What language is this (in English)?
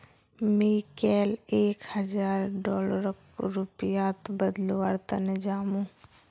Magahi